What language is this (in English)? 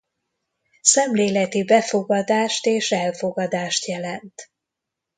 Hungarian